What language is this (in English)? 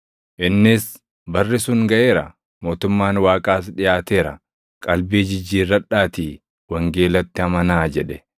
Oromo